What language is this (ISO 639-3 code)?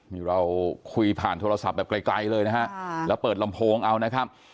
tha